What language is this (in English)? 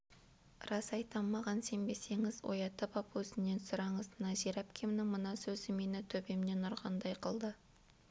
Kazakh